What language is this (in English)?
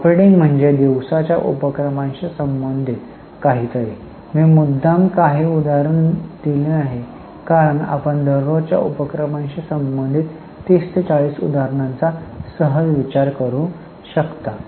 Marathi